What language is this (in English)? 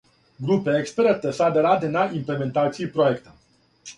Serbian